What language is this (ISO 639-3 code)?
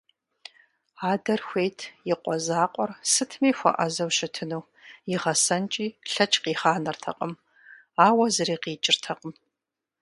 kbd